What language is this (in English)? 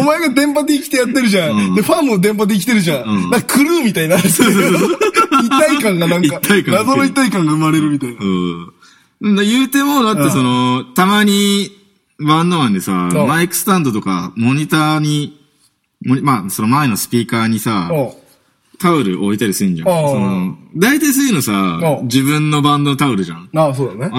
Japanese